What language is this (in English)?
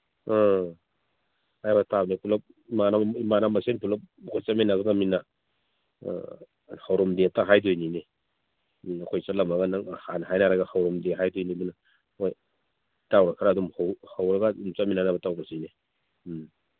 Manipuri